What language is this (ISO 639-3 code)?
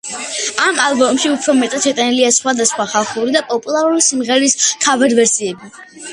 kat